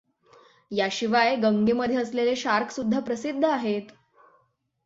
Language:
Marathi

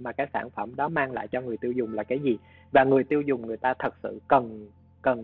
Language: Vietnamese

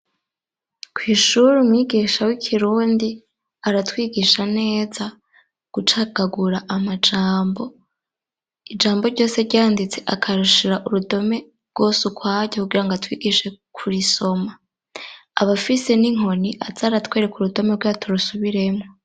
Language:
Rundi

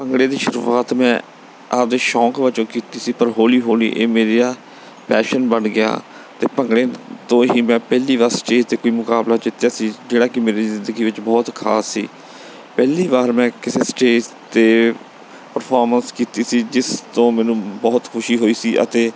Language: Punjabi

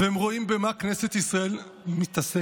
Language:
Hebrew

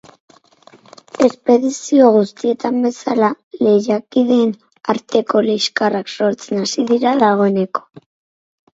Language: Basque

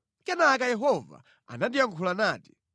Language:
Nyanja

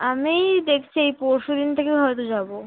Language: Bangla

